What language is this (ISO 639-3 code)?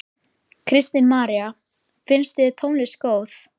isl